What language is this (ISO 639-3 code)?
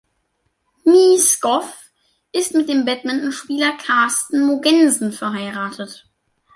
deu